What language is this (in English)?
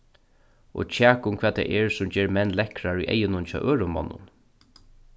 Faroese